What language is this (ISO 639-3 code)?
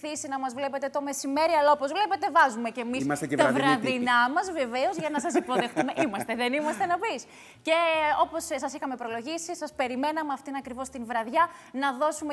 ell